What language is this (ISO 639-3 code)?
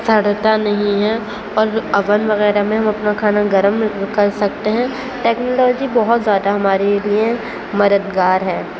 urd